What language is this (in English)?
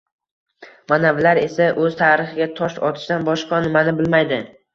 Uzbek